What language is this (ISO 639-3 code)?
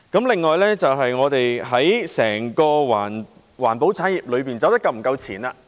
yue